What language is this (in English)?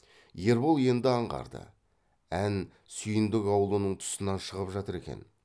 Kazakh